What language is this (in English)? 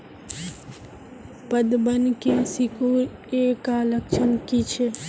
Magahi